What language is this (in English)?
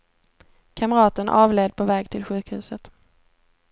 Swedish